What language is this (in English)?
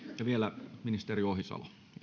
Finnish